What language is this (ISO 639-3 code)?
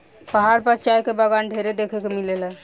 bho